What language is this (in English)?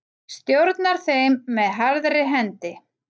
Icelandic